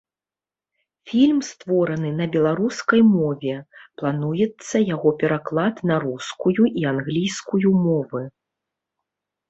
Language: Belarusian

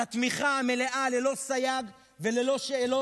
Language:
Hebrew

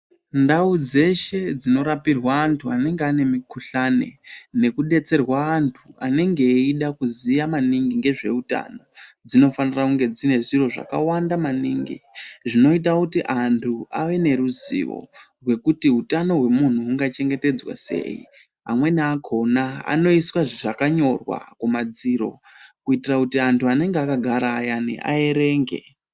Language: Ndau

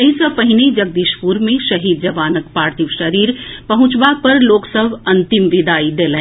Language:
Maithili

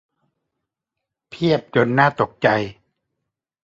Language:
Thai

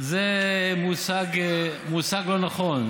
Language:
Hebrew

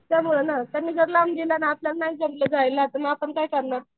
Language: Marathi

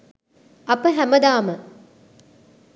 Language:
Sinhala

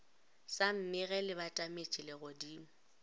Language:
Northern Sotho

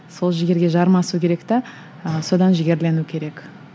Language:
Kazakh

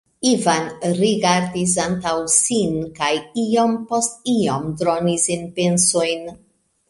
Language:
Esperanto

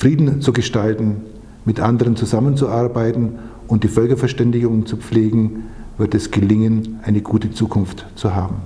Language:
German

